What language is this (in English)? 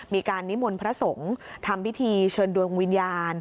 Thai